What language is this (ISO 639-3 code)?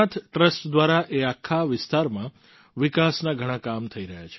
guj